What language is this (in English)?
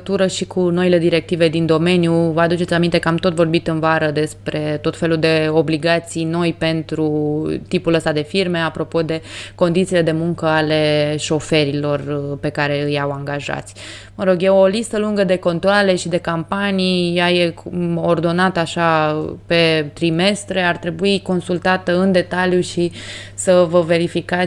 Romanian